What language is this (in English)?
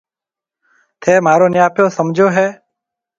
Marwari (Pakistan)